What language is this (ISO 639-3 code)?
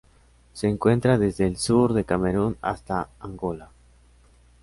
spa